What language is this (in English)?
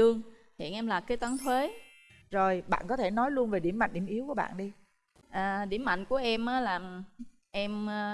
Vietnamese